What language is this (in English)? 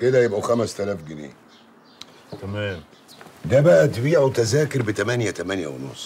Arabic